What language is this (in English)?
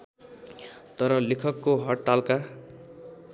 Nepali